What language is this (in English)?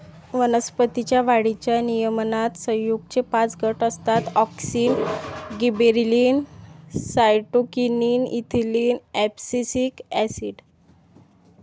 Marathi